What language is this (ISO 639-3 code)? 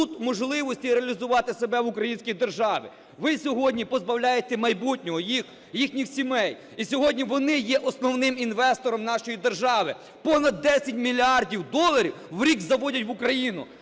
ukr